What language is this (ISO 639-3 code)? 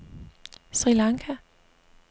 dan